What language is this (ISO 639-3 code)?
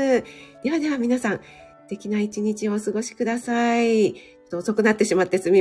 jpn